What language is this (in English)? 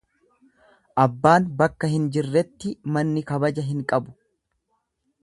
Oromo